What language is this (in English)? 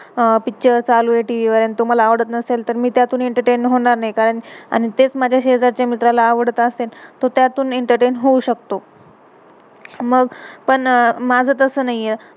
Marathi